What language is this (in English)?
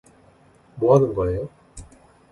Korean